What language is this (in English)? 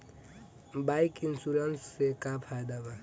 Bhojpuri